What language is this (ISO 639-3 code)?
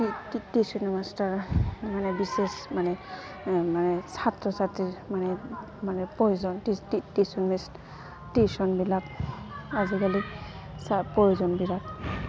asm